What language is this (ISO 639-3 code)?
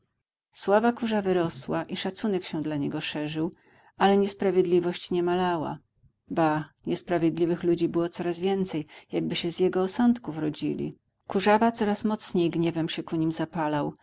pol